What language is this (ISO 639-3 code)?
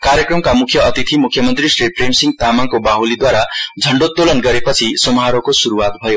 nep